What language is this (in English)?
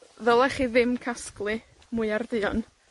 Welsh